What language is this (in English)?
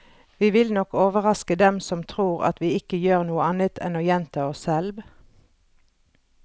Norwegian